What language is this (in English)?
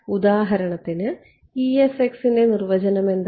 Malayalam